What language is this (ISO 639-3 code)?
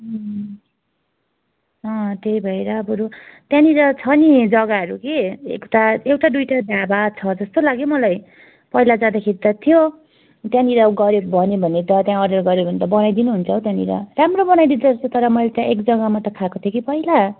nep